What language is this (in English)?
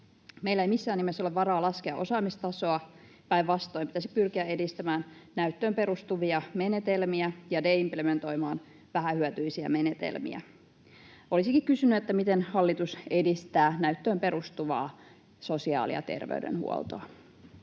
Finnish